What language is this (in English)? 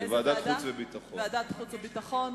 Hebrew